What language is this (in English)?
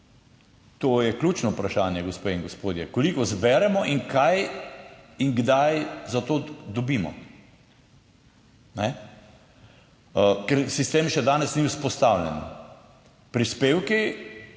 Slovenian